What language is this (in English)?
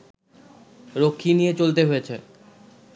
Bangla